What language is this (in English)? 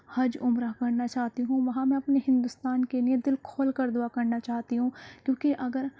Urdu